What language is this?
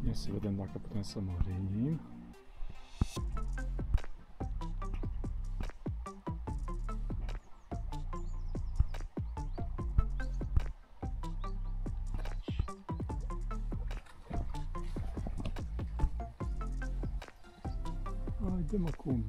Romanian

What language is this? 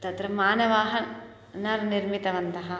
Sanskrit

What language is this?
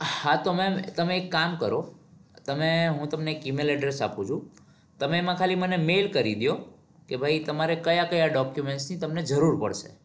Gujarati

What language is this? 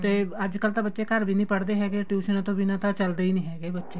Punjabi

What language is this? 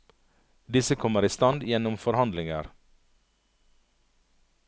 Norwegian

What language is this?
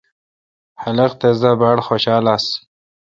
Kalkoti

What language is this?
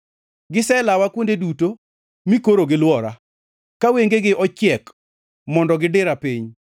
Luo (Kenya and Tanzania)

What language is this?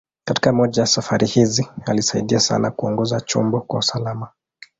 Swahili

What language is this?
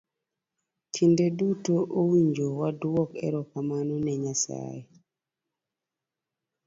Luo (Kenya and Tanzania)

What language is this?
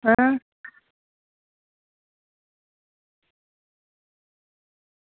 Dogri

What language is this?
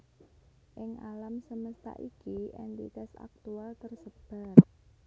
Javanese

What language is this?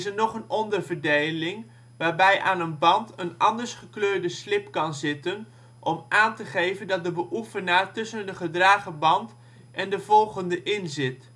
Dutch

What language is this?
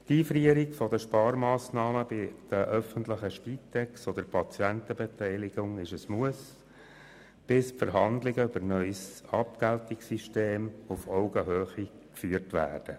Swiss German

